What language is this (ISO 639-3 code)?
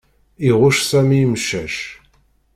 kab